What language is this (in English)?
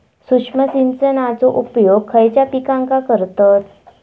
Marathi